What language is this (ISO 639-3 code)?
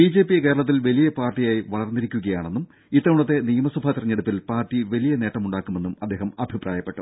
mal